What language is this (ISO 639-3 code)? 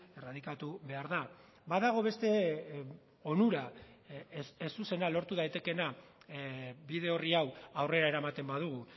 eus